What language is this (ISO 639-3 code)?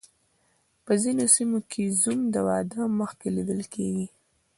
pus